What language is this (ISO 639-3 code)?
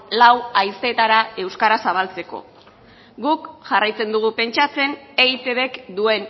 eus